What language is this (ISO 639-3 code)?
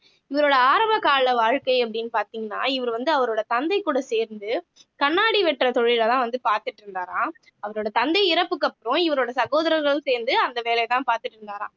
tam